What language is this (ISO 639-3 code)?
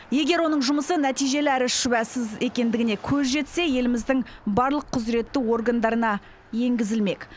kaz